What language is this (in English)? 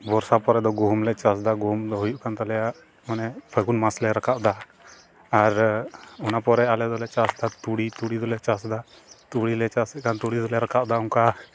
Santali